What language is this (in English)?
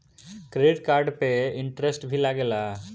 Bhojpuri